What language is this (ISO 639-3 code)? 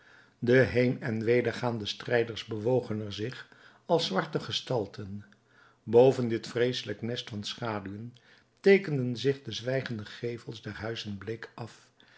nld